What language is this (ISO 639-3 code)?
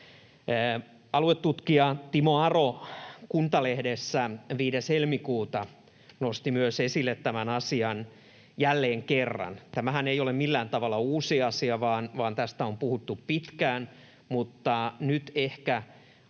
fin